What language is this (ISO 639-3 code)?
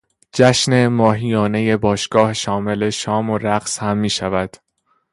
fas